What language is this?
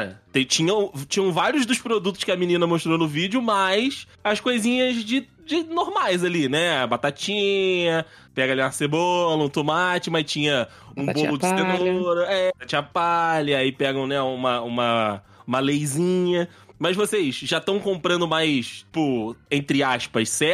Portuguese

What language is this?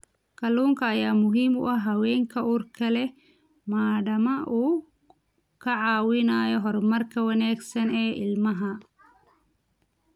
Somali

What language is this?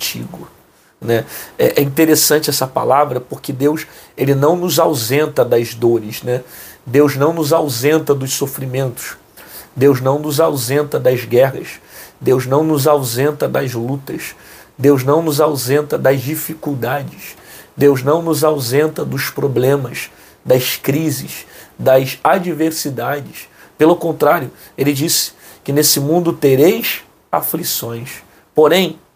Portuguese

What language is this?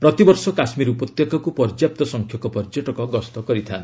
Odia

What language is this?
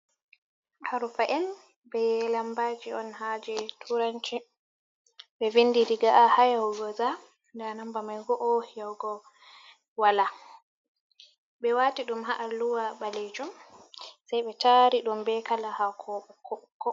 Fula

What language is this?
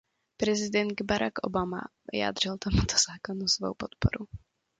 Czech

